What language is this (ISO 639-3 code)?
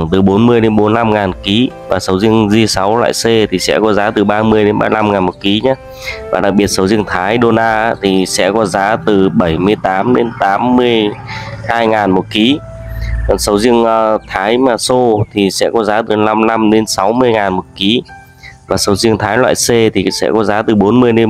vie